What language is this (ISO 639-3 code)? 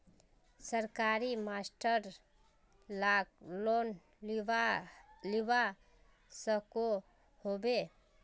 mag